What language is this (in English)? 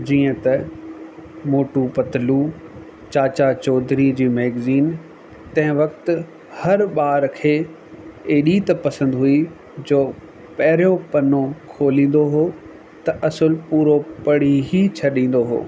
Sindhi